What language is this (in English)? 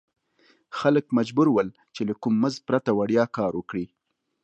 Pashto